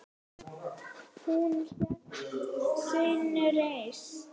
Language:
Icelandic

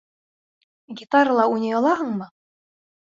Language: Bashkir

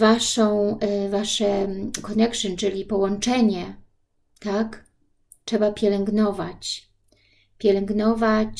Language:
Polish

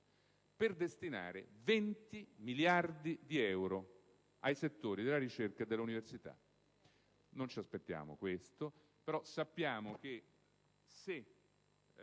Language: Italian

